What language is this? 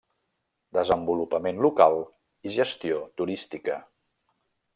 Catalan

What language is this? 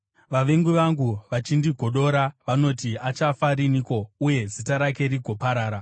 Shona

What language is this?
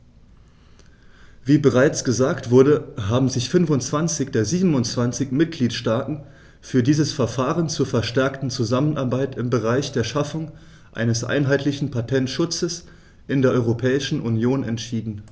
German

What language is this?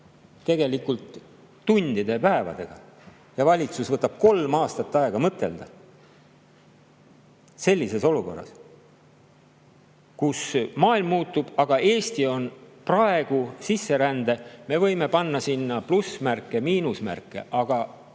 Estonian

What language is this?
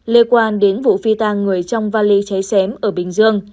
Vietnamese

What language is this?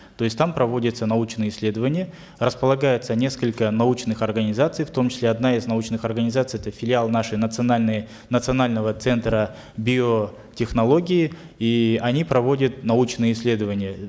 Kazakh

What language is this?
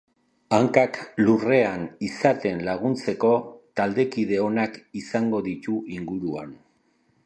Basque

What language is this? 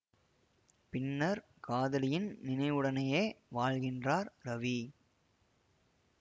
Tamil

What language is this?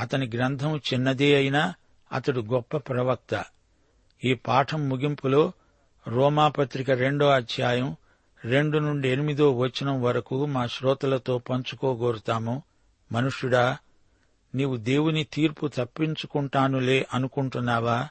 Telugu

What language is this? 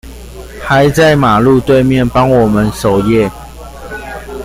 Chinese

